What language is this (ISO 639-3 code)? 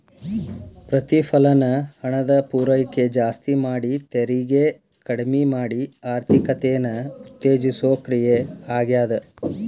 kan